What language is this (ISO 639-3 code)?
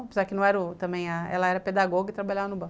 por